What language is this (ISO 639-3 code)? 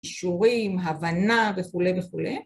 heb